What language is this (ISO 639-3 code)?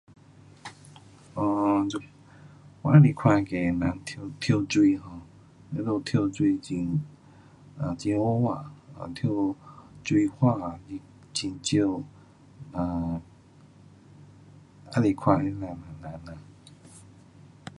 cpx